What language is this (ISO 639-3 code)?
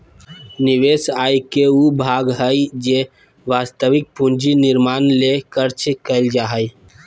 mag